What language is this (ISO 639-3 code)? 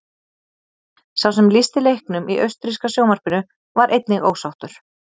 isl